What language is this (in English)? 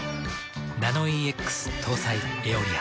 Japanese